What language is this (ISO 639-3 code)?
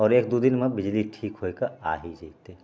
mai